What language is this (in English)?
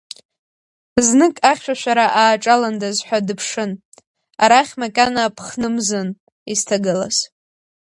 Abkhazian